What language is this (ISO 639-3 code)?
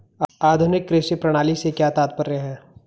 hin